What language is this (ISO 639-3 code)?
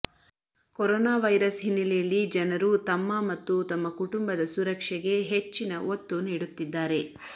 kan